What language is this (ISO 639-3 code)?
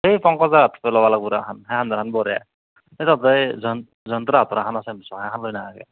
asm